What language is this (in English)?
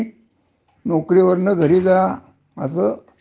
Marathi